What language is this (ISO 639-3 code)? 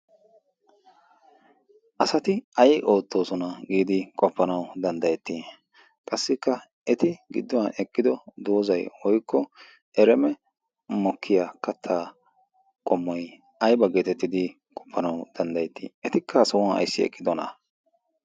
wal